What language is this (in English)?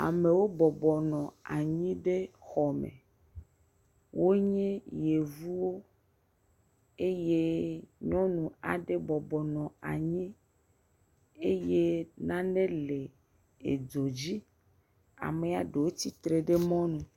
Ewe